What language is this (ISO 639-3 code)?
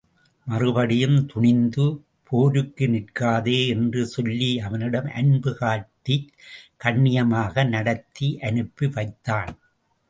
tam